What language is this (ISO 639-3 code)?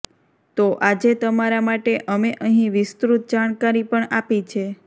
guj